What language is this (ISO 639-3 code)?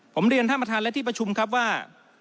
tha